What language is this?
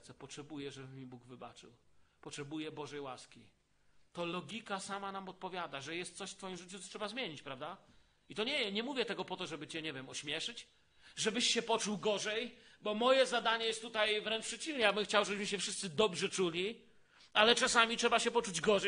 Polish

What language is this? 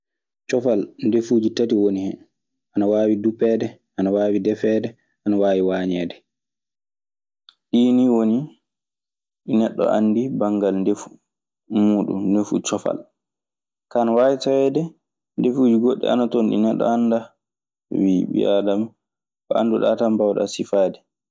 Maasina Fulfulde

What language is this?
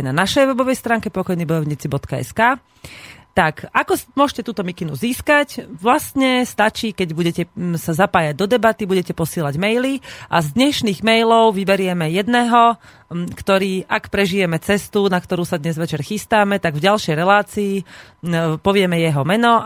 Slovak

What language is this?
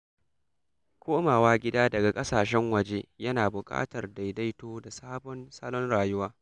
Hausa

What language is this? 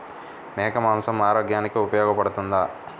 Telugu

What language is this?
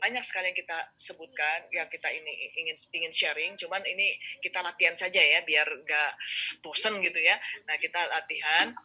Indonesian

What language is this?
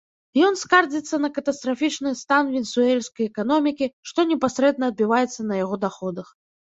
Belarusian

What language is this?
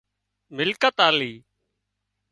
Wadiyara Koli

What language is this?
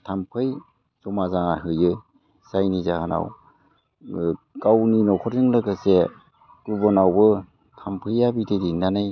Bodo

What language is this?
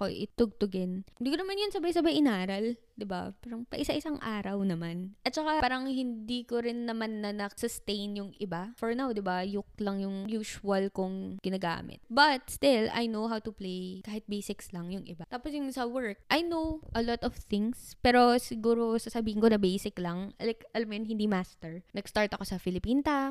Filipino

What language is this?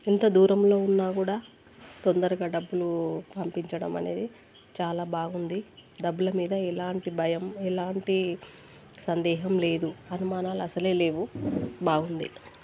Telugu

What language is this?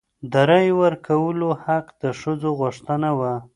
Pashto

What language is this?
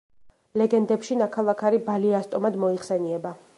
Georgian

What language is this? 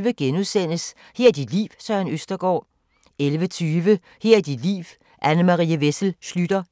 Danish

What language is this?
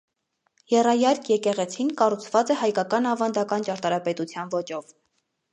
Armenian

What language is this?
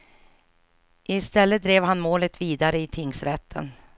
Swedish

